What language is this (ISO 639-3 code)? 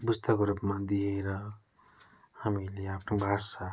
nep